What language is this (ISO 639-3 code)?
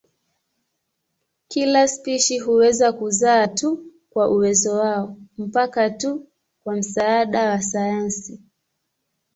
swa